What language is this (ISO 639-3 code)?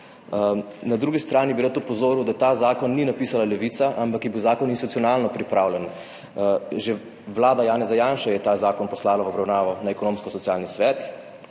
slv